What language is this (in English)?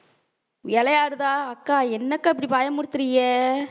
Tamil